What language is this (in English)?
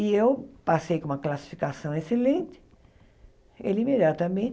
Portuguese